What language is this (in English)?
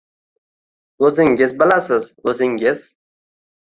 Uzbek